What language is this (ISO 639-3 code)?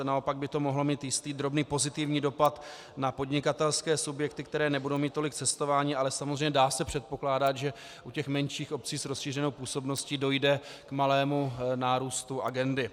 ces